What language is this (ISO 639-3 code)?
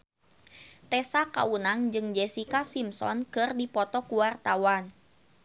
sun